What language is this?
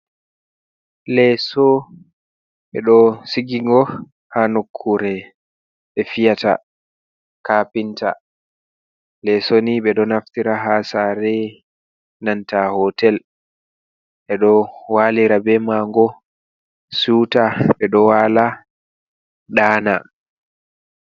Fula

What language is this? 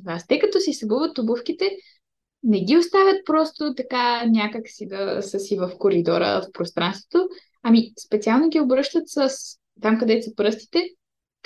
Bulgarian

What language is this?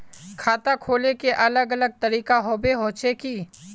Magahi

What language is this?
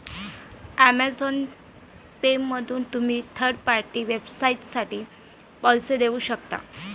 Marathi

